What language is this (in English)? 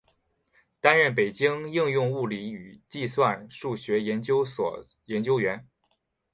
Chinese